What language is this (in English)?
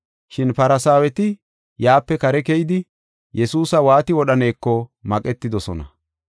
Gofa